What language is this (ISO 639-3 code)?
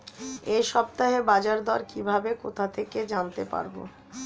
ben